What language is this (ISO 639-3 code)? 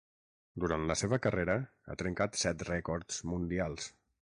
cat